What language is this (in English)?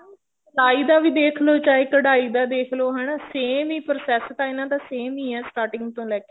Punjabi